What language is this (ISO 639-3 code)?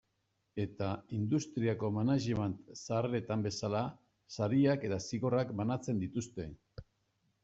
eus